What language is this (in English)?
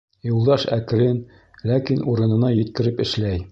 Bashkir